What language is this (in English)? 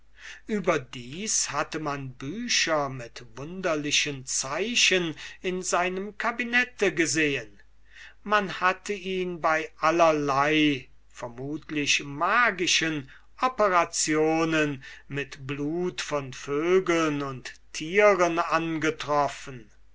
German